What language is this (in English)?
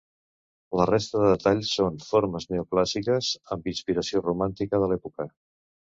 Catalan